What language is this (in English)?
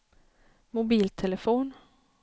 Swedish